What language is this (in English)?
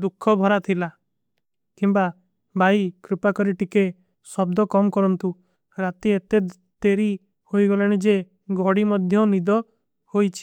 Kui (India)